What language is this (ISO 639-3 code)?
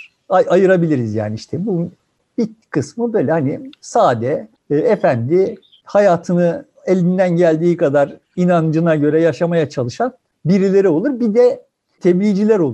tur